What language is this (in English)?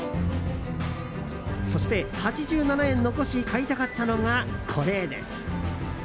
Japanese